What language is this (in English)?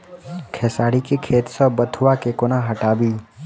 Maithili